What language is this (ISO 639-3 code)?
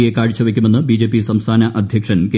mal